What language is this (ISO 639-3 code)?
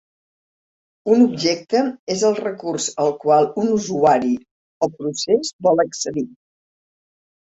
cat